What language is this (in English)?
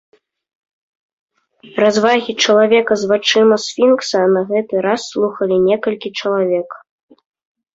Belarusian